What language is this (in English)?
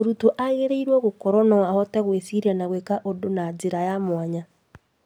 Kikuyu